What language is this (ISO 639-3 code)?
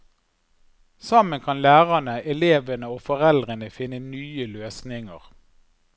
nor